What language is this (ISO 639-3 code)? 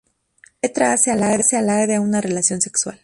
spa